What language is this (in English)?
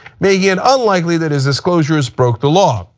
English